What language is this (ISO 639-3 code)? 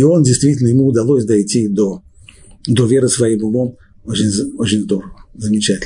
rus